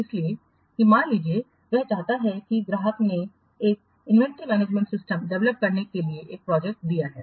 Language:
Hindi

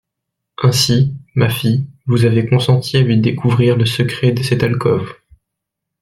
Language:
French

